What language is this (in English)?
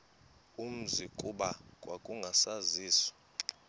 Xhosa